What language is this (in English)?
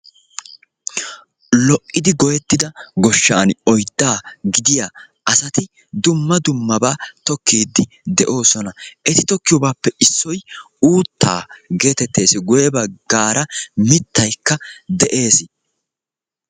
Wolaytta